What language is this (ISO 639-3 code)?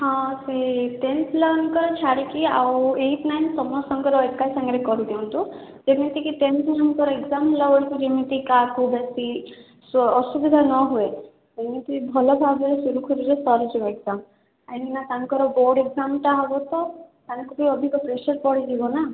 ori